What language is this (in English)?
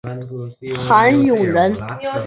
Chinese